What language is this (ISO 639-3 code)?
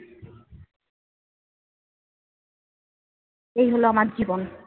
ben